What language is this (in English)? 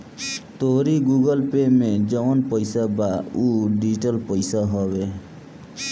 Bhojpuri